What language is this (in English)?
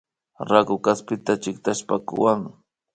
Imbabura Highland Quichua